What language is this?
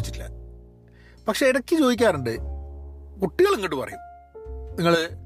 Malayalam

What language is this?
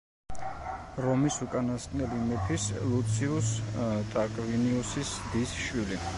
Georgian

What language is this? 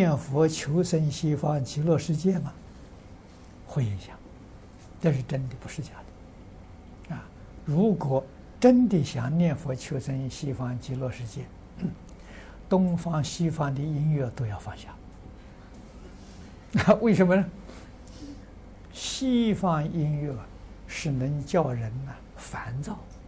Chinese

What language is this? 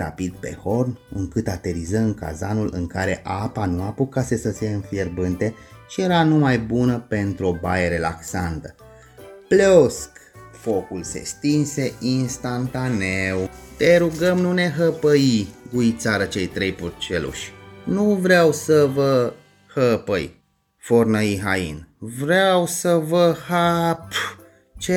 Romanian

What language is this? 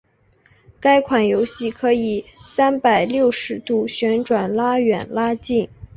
Chinese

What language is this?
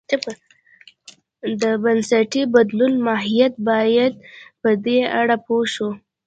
Pashto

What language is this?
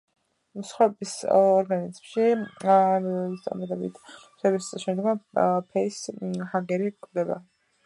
Georgian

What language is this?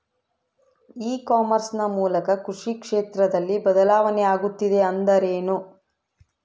Kannada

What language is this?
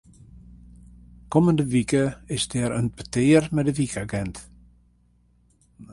Western Frisian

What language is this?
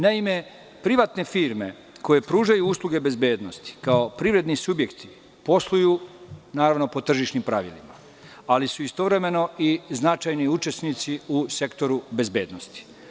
Serbian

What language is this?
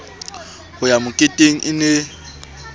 Southern Sotho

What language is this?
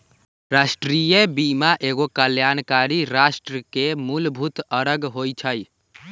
Magahi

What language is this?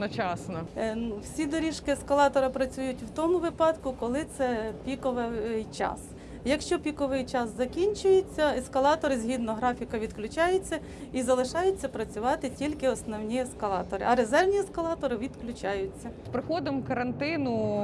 Ukrainian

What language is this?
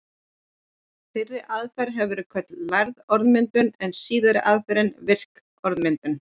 Icelandic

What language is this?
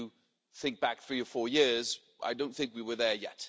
English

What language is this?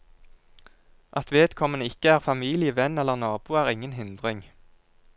Norwegian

